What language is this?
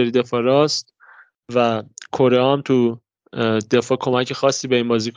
Persian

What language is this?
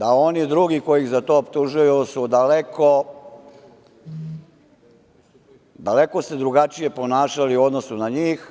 Serbian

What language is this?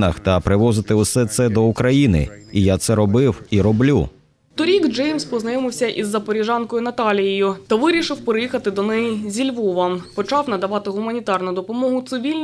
Ukrainian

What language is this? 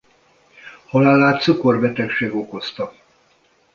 Hungarian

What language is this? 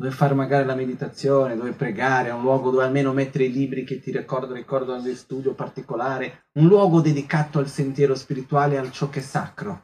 Italian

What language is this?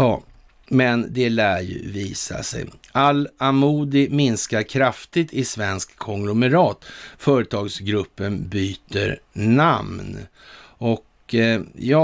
Swedish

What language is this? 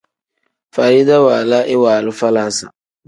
Tem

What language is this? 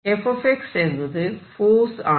Malayalam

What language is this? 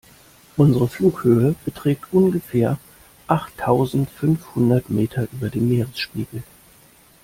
German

